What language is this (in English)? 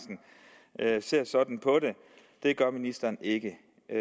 Danish